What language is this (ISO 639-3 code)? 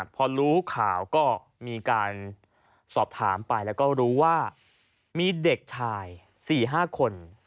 tha